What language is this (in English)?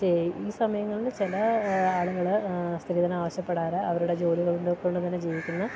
Malayalam